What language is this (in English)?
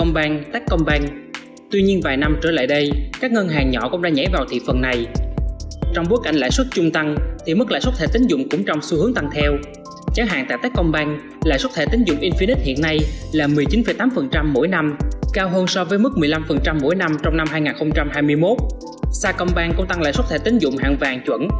Vietnamese